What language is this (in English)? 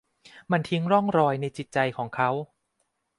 Thai